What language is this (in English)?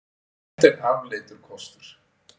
Icelandic